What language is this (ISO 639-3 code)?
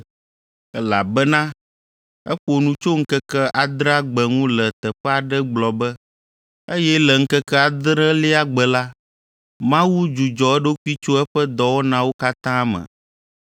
ewe